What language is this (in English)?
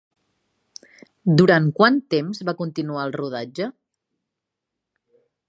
Catalan